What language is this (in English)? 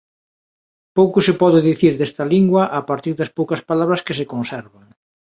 Galician